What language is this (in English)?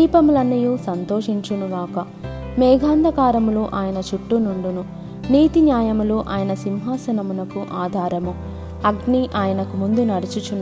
Telugu